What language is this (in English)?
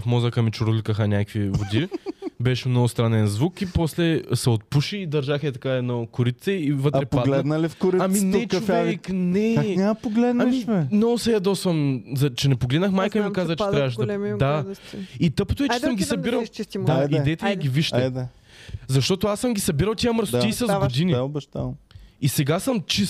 Bulgarian